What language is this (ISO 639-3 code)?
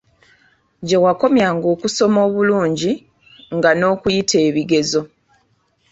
lug